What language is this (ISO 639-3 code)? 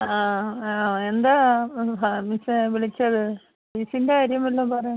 mal